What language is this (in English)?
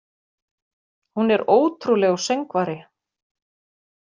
Icelandic